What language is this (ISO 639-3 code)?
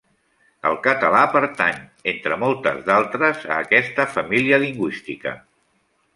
cat